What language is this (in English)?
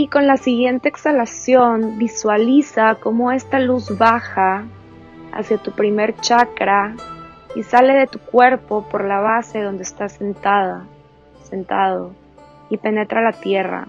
Spanish